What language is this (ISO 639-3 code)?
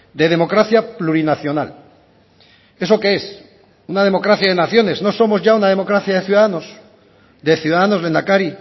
spa